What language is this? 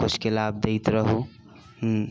Maithili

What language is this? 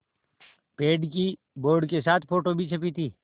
Hindi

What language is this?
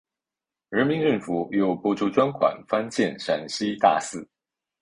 Chinese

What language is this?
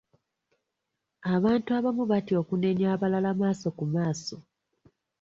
Ganda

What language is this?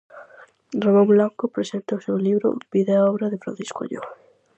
Galician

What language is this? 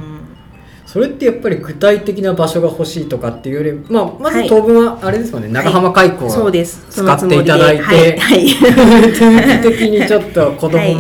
Japanese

